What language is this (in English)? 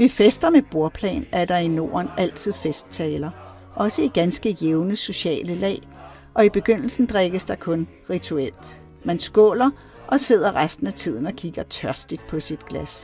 Danish